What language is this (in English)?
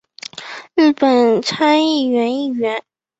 Chinese